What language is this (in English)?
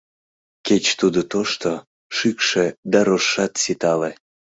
Mari